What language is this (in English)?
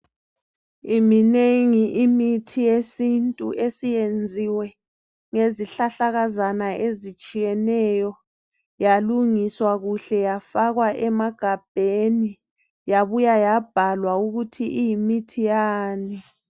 North Ndebele